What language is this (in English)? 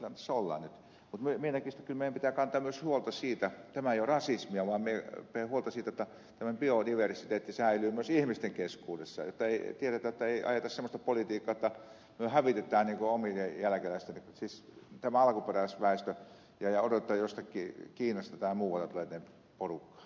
Finnish